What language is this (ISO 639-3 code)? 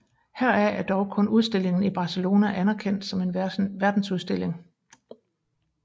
dan